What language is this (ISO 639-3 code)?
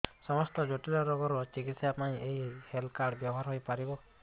ori